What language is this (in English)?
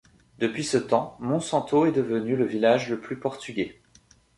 French